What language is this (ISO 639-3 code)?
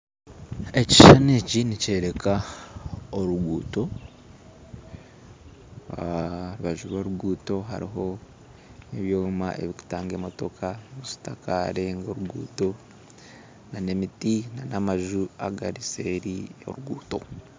nyn